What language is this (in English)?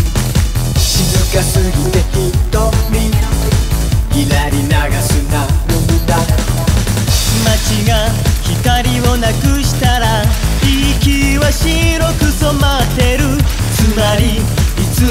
Korean